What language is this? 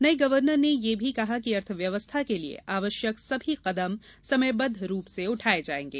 Hindi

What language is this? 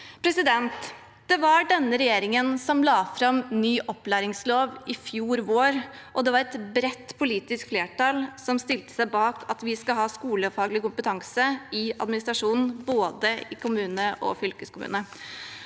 Norwegian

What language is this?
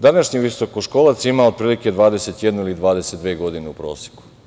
Serbian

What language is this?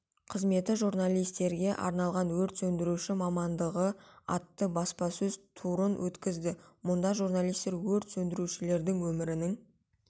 Kazakh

